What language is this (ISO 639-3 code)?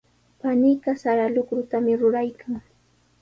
qws